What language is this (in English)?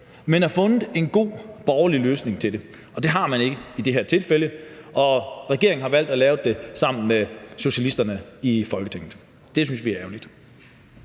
Danish